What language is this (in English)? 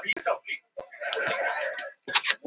Icelandic